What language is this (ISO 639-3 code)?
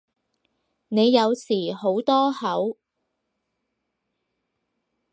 yue